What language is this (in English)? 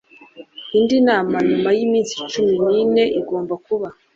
Kinyarwanda